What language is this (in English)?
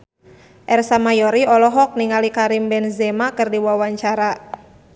Sundanese